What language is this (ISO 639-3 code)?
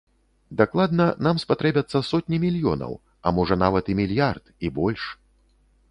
bel